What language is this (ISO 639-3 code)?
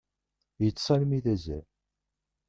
kab